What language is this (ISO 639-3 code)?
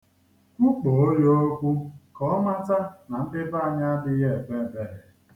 ibo